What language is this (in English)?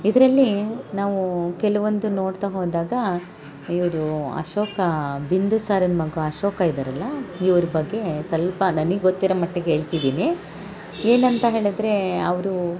Kannada